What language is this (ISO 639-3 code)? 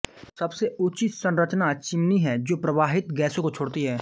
hin